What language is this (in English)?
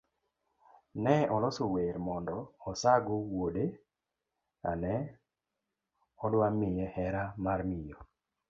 Luo (Kenya and Tanzania)